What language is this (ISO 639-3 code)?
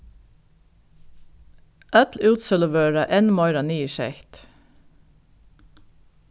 fao